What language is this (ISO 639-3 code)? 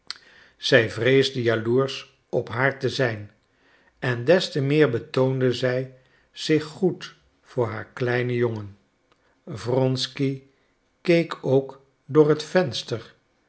nld